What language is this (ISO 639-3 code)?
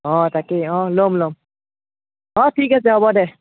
asm